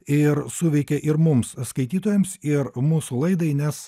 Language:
Lithuanian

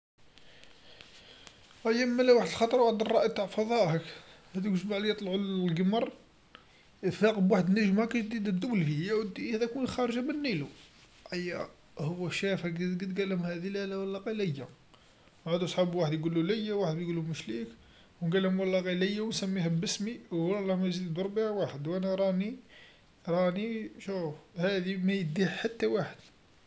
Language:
Algerian Arabic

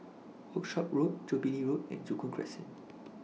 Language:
English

